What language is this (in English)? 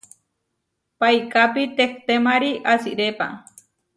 Huarijio